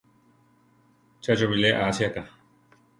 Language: Central Tarahumara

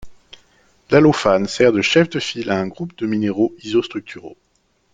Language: French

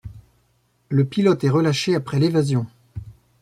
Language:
French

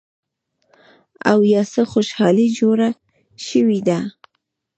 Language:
Pashto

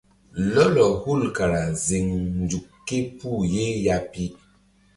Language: Mbum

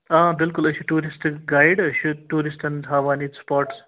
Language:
Kashmiri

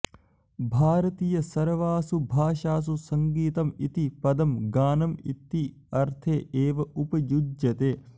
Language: Sanskrit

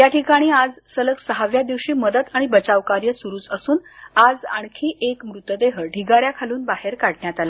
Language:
Marathi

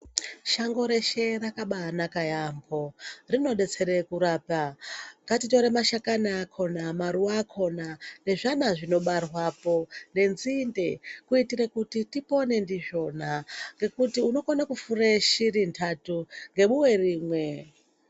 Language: Ndau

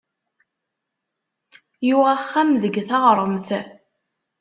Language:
Kabyle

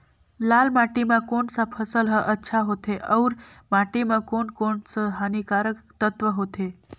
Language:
Chhattisgarhi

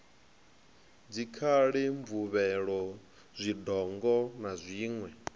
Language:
Venda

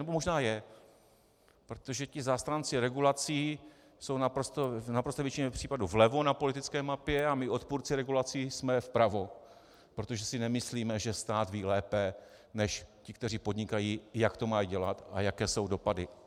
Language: Czech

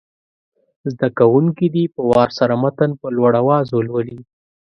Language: Pashto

